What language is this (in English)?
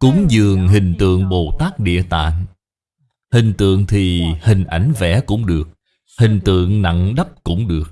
Vietnamese